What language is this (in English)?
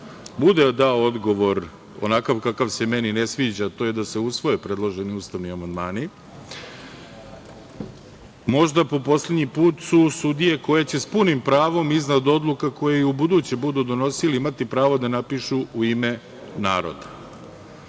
Serbian